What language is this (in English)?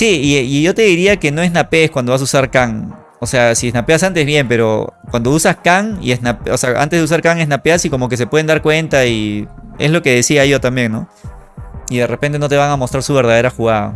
Spanish